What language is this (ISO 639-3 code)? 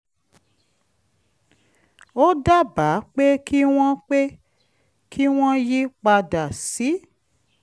yor